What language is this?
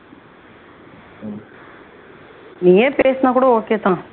Tamil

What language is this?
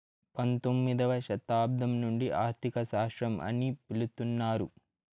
Telugu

